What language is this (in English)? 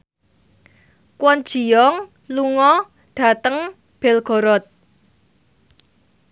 Javanese